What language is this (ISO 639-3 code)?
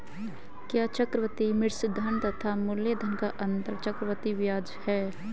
hin